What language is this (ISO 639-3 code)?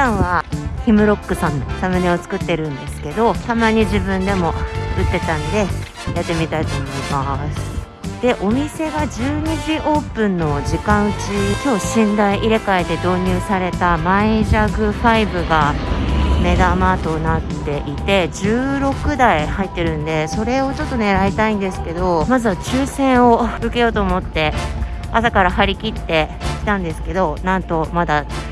jpn